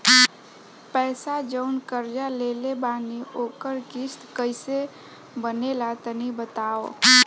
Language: Bhojpuri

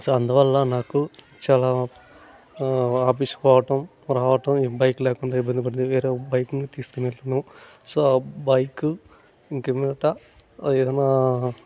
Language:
Telugu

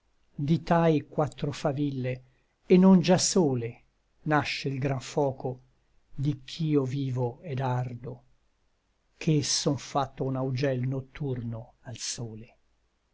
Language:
Italian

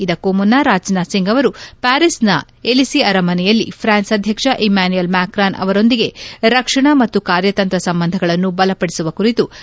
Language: Kannada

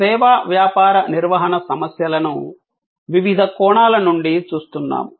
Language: Telugu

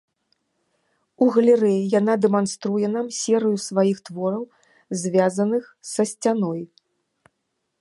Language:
Belarusian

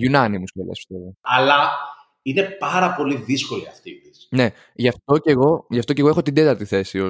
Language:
Greek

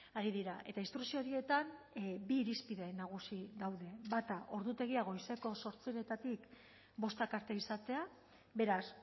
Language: Basque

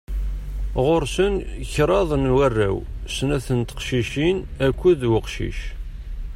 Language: Kabyle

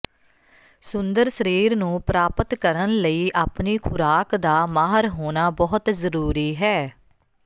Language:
Punjabi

